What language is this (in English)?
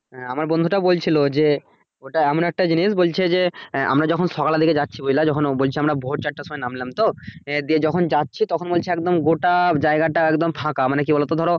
Bangla